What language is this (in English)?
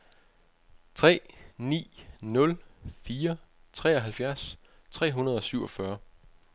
Danish